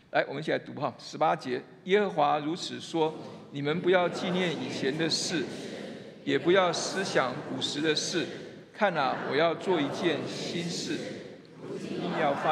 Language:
Chinese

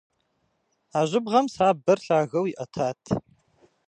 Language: Kabardian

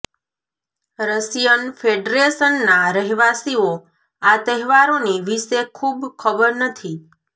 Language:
Gujarati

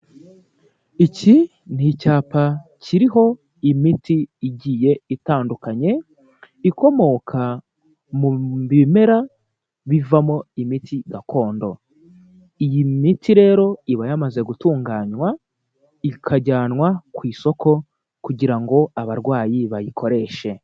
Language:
Kinyarwanda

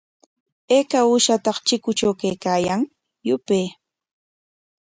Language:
Corongo Ancash Quechua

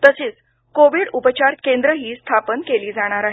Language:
Marathi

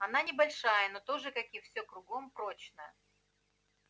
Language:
Russian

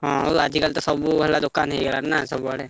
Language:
Odia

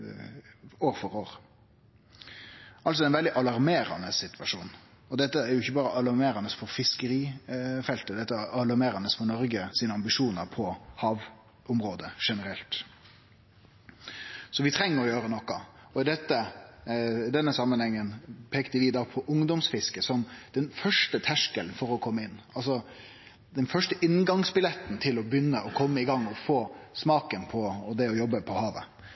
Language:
Norwegian Nynorsk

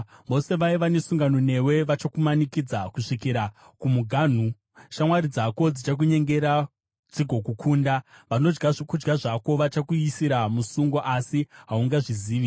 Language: Shona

